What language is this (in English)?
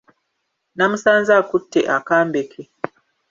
Ganda